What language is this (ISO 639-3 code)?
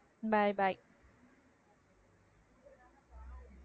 tam